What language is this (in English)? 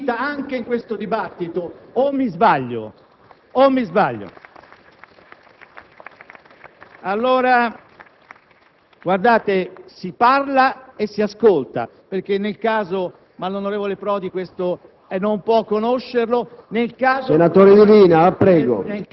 Italian